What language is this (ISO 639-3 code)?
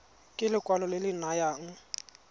tsn